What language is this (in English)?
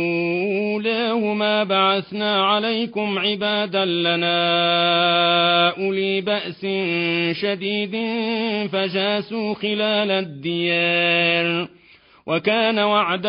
Arabic